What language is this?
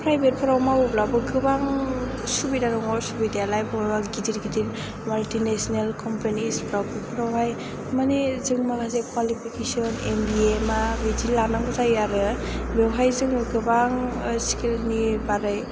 Bodo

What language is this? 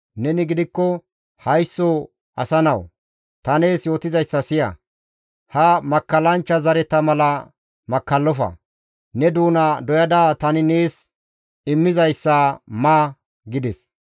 Gamo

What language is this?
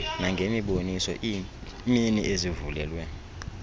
Xhosa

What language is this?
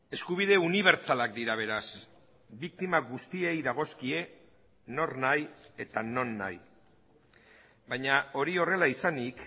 Basque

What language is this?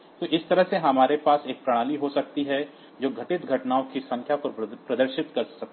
Hindi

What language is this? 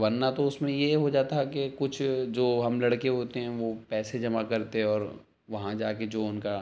Urdu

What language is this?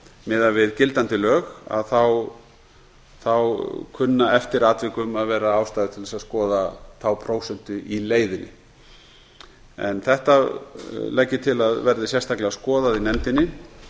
Icelandic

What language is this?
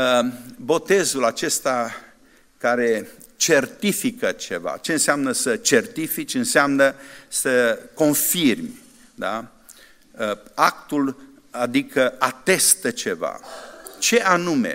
Romanian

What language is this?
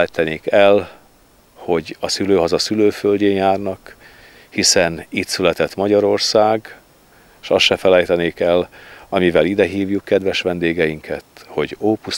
Hungarian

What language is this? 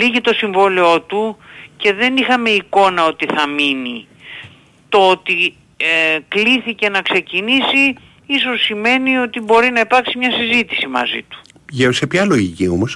Greek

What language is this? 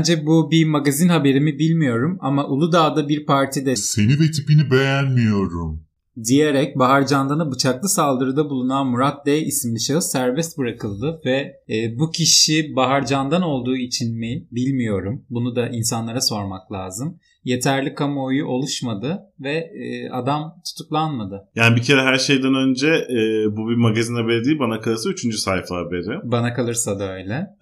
Turkish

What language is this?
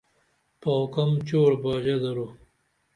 Dameli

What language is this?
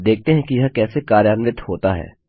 Hindi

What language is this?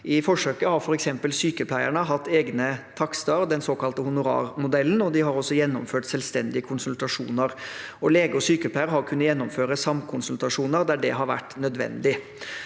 Norwegian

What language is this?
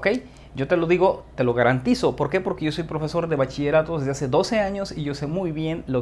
Spanish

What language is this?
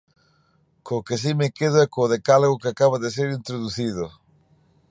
Galician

